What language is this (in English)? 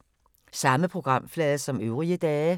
Danish